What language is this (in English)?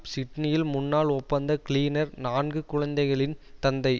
Tamil